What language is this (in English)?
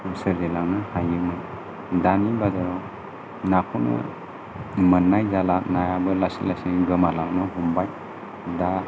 Bodo